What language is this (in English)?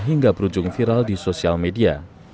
Indonesian